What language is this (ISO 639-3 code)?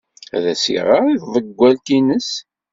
kab